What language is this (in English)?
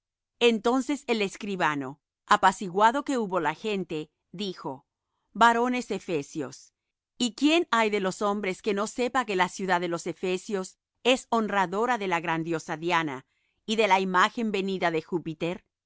Spanish